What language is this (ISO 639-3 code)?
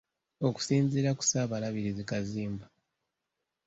lug